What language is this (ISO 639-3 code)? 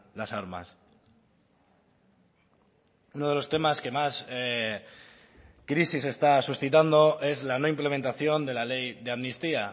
spa